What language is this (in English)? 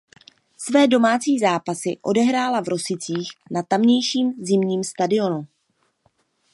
Czech